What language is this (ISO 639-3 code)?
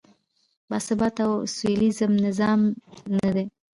pus